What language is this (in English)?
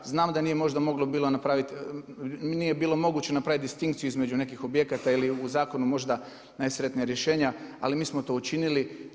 Croatian